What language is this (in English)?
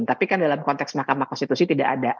Indonesian